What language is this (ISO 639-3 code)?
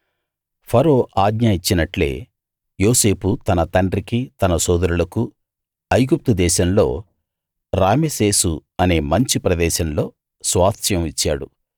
tel